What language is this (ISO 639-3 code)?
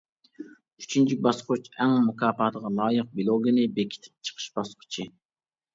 uig